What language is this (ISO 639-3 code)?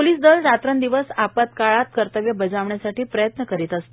mar